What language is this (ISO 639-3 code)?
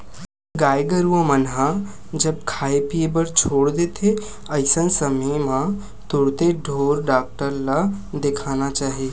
hne